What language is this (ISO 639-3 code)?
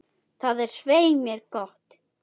isl